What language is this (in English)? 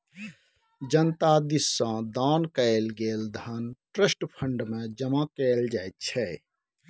Maithili